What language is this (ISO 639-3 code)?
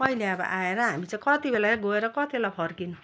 nep